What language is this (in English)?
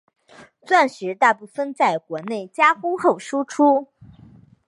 Chinese